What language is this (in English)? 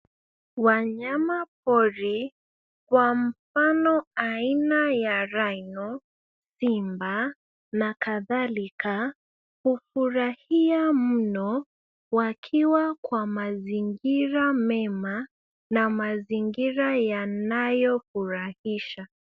Swahili